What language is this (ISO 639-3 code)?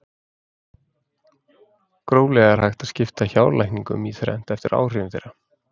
isl